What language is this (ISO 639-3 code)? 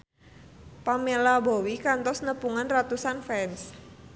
sun